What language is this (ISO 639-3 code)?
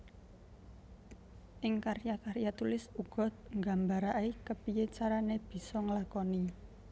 jav